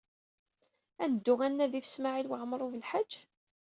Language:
Kabyle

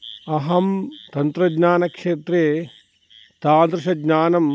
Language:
Sanskrit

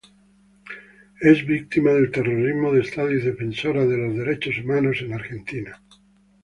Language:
Spanish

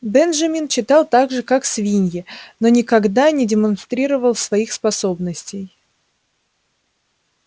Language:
Russian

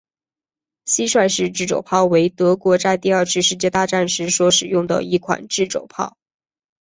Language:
Chinese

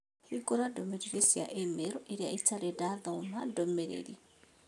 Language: Kikuyu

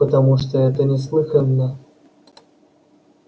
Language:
Russian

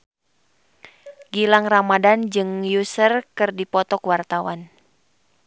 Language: Sundanese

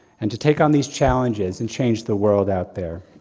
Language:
English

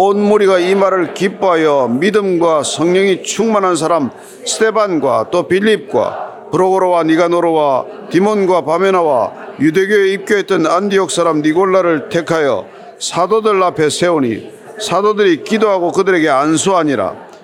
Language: Korean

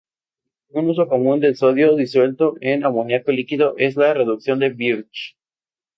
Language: Spanish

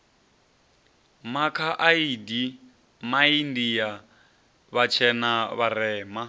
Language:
Venda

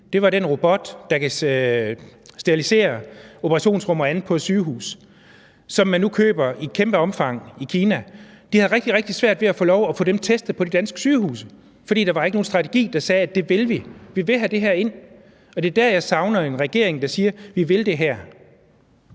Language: Danish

